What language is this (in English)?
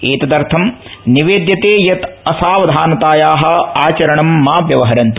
Sanskrit